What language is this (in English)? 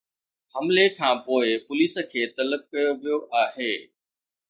Sindhi